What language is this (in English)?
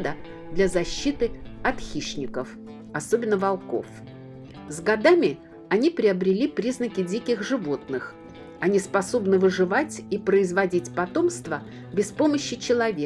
Russian